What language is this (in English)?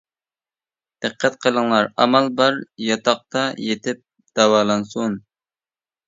Uyghur